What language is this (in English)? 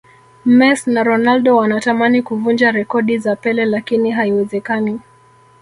Swahili